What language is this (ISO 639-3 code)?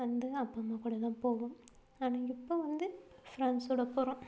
tam